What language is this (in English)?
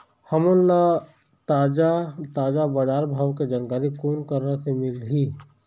Chhattisgarhi